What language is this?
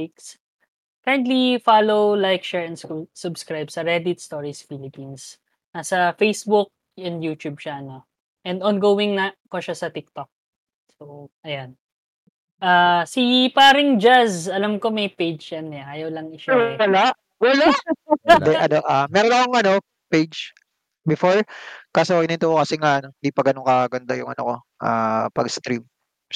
Filipino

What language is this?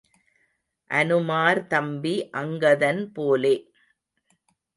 Tamil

